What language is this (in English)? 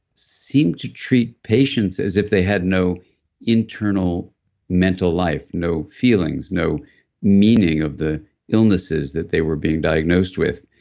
English